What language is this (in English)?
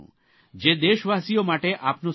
Gujarati